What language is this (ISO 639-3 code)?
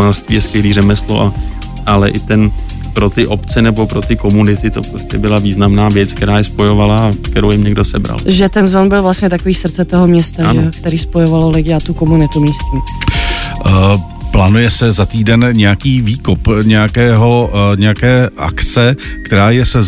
ces